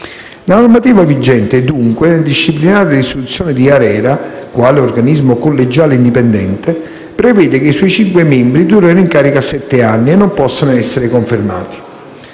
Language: Italian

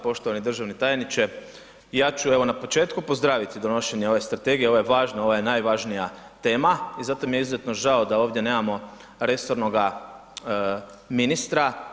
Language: Croatian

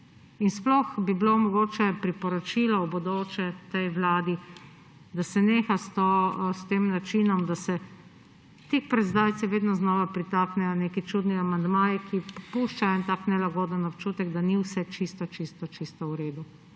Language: Slovenian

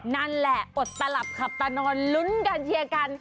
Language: Thai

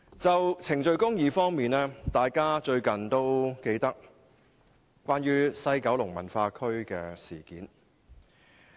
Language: Cantonese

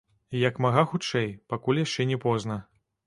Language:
Belarusian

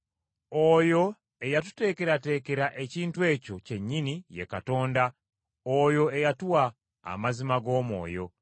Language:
Ganda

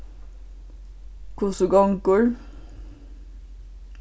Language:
Faroese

